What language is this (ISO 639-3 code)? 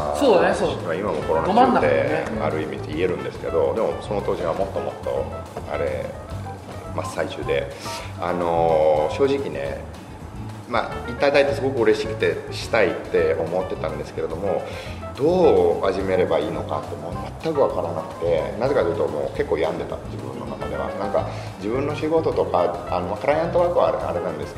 jpn